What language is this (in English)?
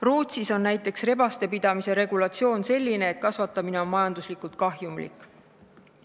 Estonian